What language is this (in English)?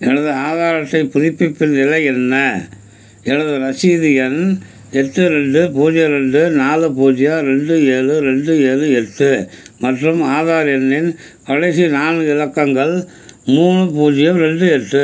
Tamil